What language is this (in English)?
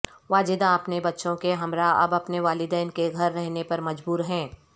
Urdu